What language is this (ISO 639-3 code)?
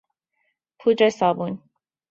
fas